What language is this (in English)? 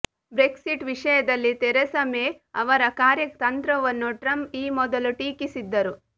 Kannada